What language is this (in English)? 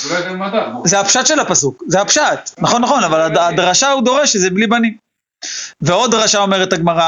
Hebrew